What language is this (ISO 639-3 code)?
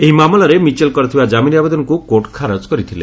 ori